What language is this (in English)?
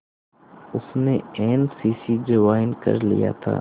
Hindi